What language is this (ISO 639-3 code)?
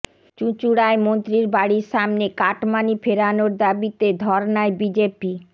ben